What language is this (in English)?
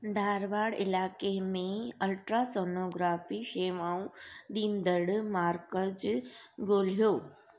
Sindhi